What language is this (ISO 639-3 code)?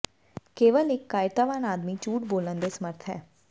pan